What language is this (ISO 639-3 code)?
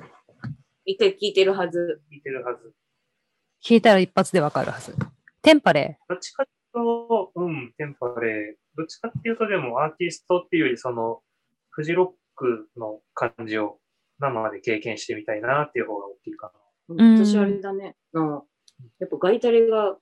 jpn